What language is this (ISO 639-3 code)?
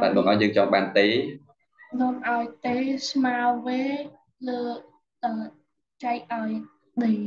vie